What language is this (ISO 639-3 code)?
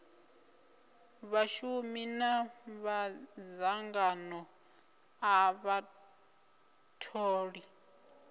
ven